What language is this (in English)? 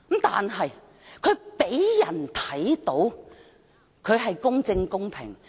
Cantonese